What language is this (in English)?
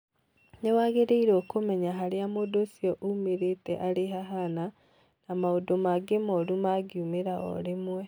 Kikuyu